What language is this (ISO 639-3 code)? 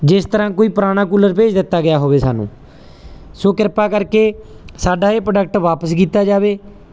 pan